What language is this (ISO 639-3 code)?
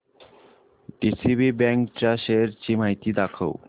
mar